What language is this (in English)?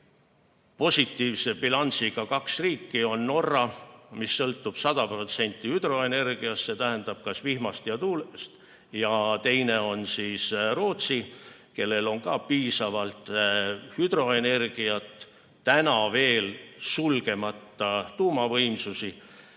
Estonian